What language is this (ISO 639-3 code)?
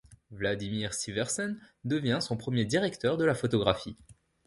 fra